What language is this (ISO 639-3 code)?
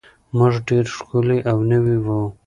pus